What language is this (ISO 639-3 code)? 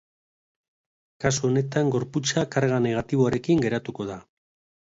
eus